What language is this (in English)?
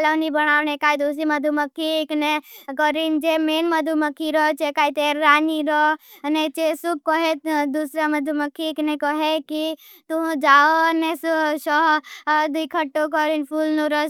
Bhili